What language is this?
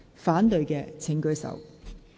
Cantonese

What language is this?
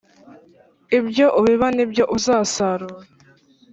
Kinyarwanda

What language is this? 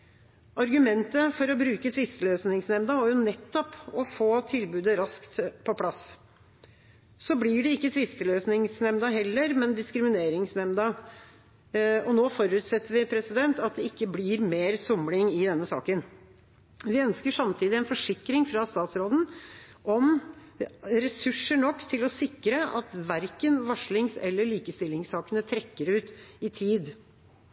Norwegian Bokmål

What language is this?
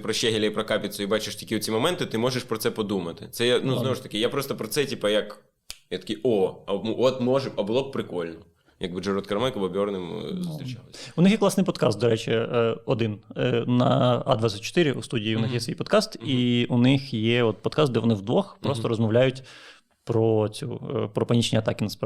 Ukrainian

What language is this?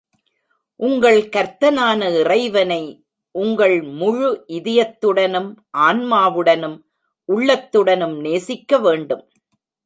Tamil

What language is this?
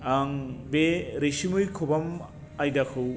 Bodo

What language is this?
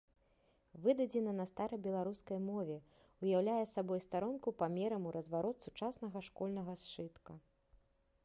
Belarusian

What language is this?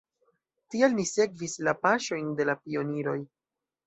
Esperanto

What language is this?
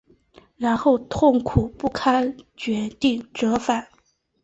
Chinese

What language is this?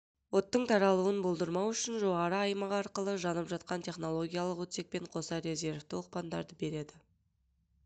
Kazakh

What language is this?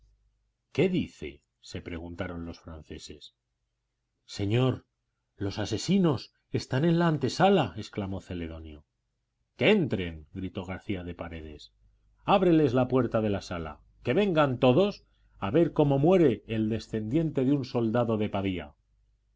Spanish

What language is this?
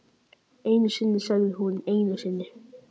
Icelandic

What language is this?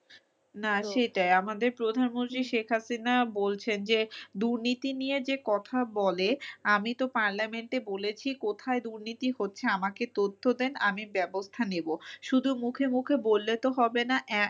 Bangla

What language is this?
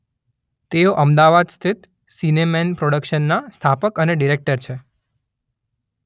Gujarati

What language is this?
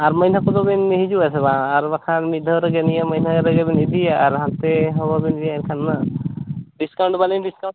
Santali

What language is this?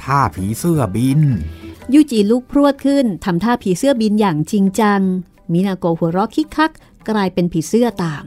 Thai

